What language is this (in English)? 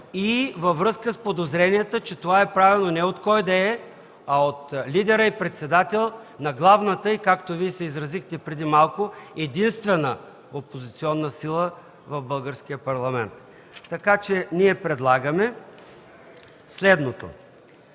Bulgarian